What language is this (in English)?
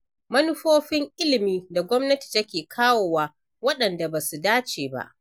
Hausa